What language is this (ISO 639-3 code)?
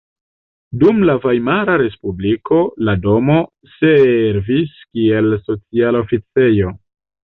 epo